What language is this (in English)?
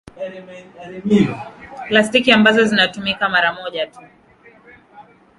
Swahili